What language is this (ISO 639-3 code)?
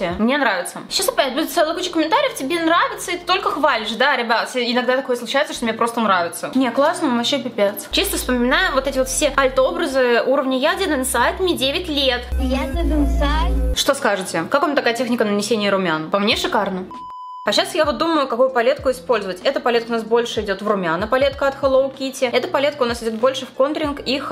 rus